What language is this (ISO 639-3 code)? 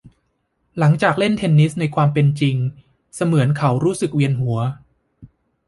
tha